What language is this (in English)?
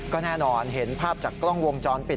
Thai